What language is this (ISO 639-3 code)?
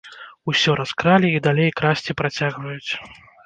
bel